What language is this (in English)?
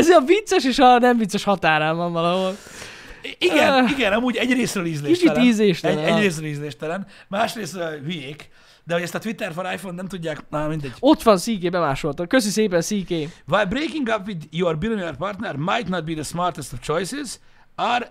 Hungarian